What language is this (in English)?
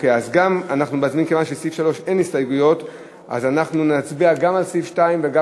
Hebrew